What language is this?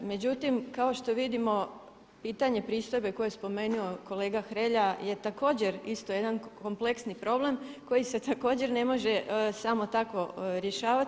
Croatian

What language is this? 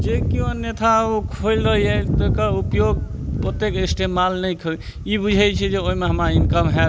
Maithili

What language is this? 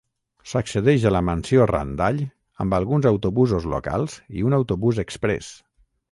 Catalan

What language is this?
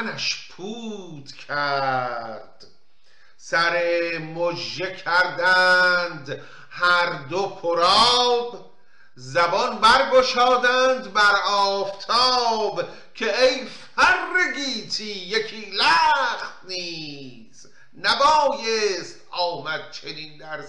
Persian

